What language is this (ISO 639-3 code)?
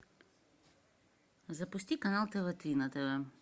rus